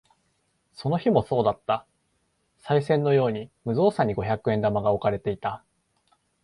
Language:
Japanese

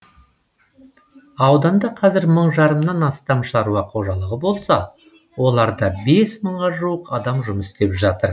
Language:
Kazakh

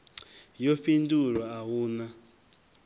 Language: Venda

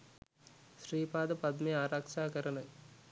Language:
Sinhala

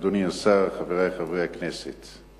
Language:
Hebrew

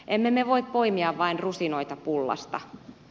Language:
Finnish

